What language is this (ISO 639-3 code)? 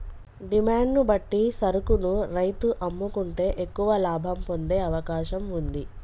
tel